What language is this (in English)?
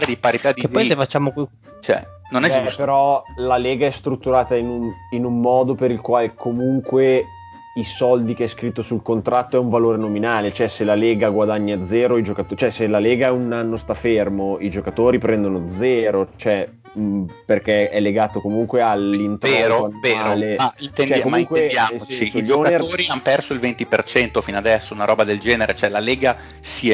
Italian